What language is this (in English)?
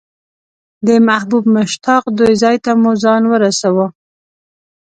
Pashto